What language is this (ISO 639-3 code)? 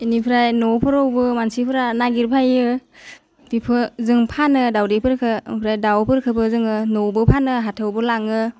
brx